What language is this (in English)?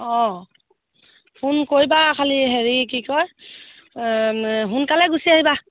Assamese